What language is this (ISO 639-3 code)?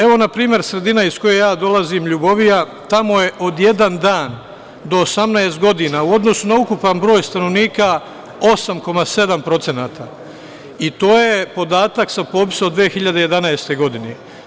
srp